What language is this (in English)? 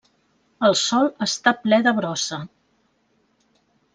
Catalan